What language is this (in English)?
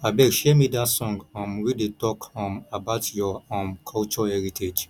Nigerian Pidgin